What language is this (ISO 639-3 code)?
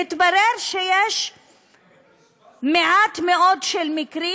heb